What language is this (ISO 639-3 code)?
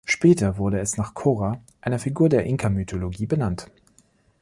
deu